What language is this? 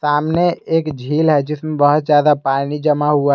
Hindi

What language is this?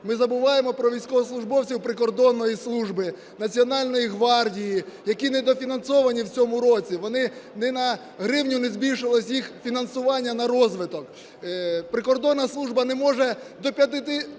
Ukrainian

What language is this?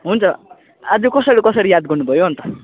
Nepali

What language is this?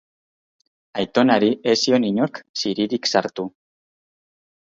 Basque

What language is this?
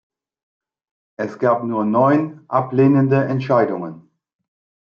German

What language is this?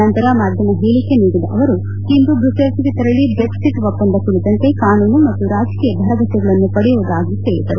Kannada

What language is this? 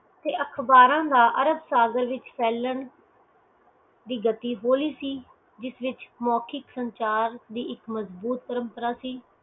Punjabi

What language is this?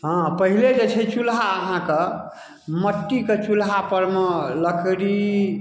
Maithili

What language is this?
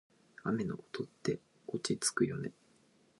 Japanese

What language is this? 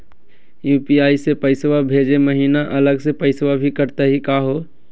Magahi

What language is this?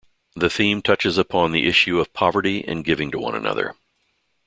English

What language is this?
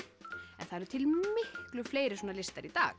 Icelandic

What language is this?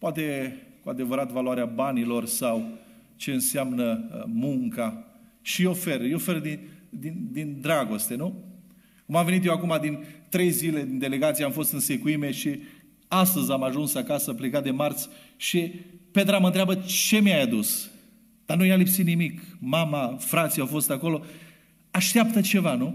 Romanian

